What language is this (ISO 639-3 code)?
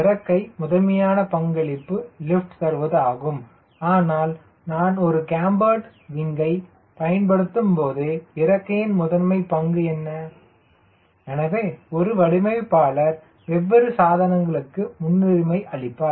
tam